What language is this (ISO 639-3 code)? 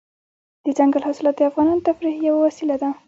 pus